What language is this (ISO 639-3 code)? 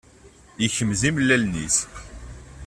kab